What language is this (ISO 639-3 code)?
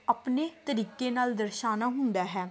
pan